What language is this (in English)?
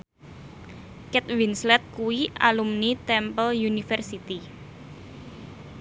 Javanese